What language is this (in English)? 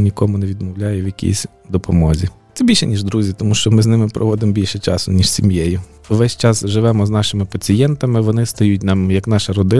Ukrainian